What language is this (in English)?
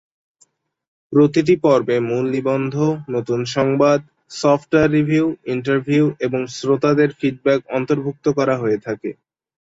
Bangla